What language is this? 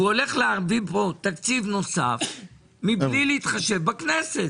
Hebrew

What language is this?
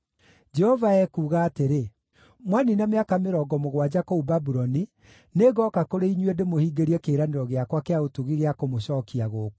Kikuyu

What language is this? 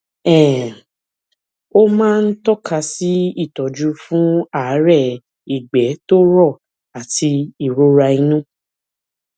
Yoruba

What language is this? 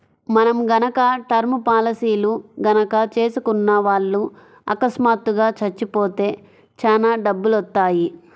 Telugu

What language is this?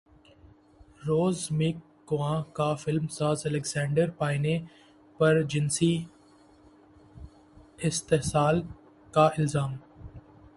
Urdu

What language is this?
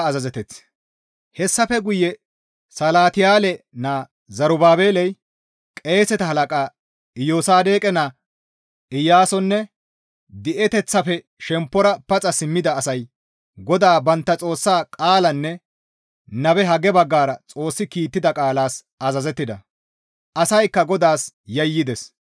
Gamo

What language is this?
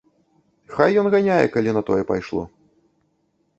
Belarusian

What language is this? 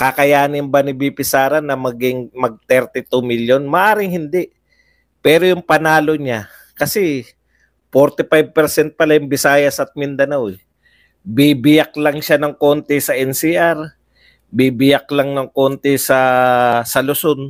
Filipino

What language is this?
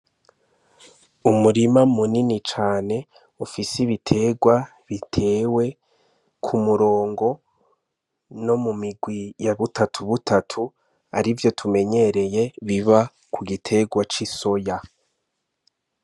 Rundi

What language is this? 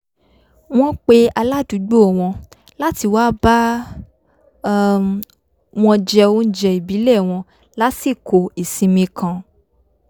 Yoruba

